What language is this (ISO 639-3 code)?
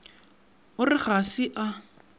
nso